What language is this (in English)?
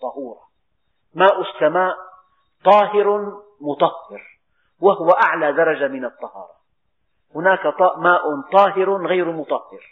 Arabic